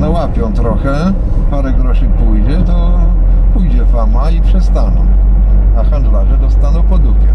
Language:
Polish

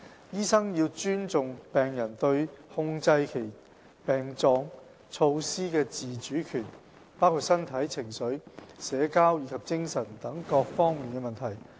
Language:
Cantonese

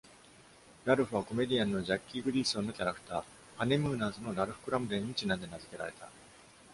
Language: Japanese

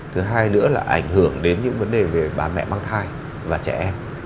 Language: Vietnamese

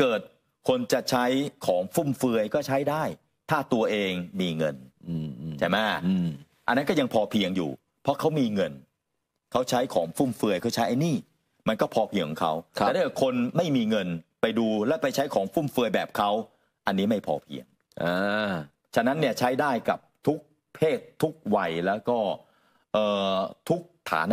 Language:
Thai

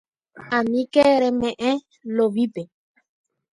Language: Guarani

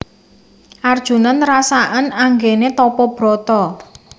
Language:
Javanese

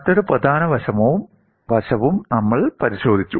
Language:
Malayalam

